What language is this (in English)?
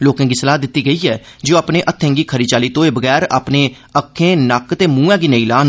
Dogri